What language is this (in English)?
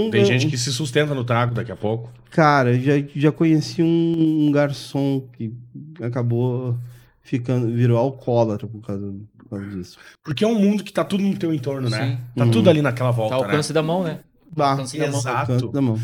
Portuguese